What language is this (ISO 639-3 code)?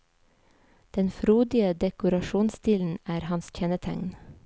nor